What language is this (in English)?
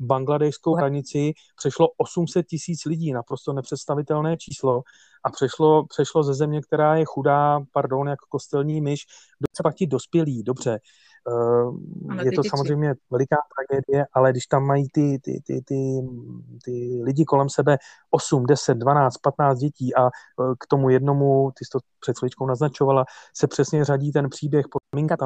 Czech